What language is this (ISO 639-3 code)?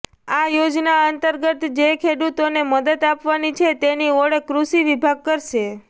guj